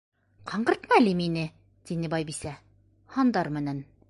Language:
Bashkir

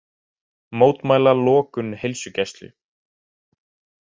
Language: Icelandic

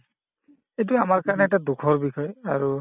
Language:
Assamese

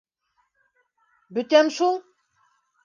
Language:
Bashkir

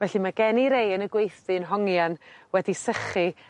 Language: Welsh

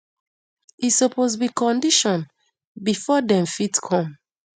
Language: Nigerian Pidgin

